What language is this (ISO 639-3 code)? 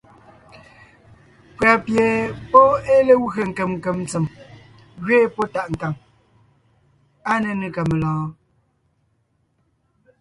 nnh